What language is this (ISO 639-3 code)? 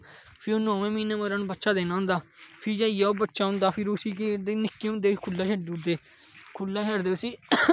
doi